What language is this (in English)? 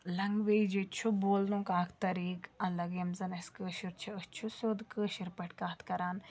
Kashmiri